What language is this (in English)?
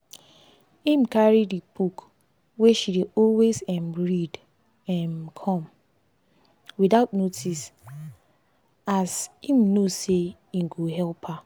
Nigerian Pidgin